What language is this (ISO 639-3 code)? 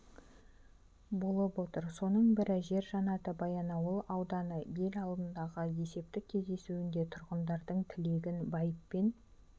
kaz